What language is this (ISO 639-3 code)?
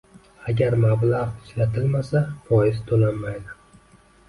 uzb